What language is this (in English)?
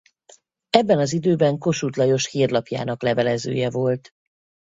Hungarian